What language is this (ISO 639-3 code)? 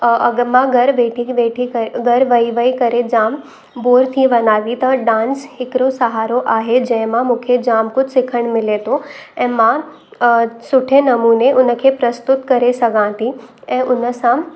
snd